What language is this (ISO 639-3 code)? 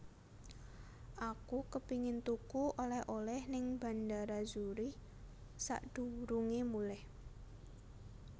jav